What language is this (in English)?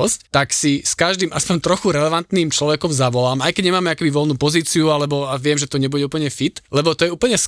Slovak